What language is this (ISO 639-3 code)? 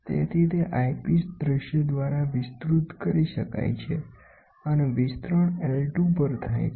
guj